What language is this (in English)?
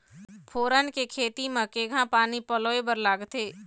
Chhattisgarhi